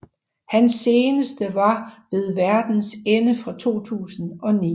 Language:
Danish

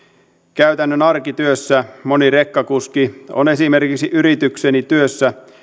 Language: Finnish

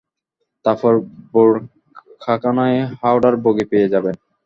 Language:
Bangla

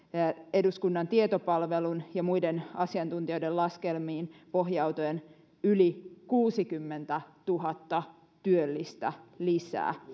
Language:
Finnish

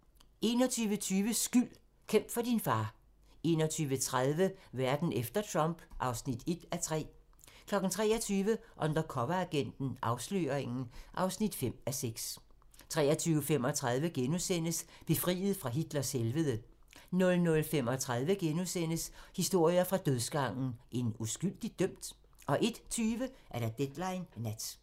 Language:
Danish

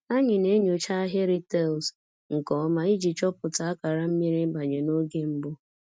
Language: Igbo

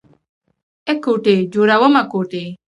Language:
Pashto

